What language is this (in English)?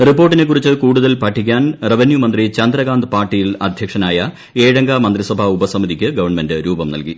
Malayalam